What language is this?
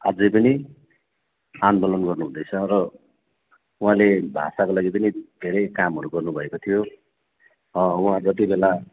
Nepali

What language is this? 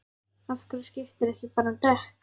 Icelandic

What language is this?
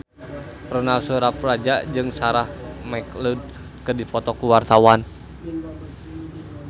Sundanese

